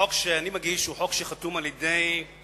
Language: Hebrew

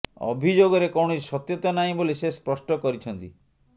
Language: Odia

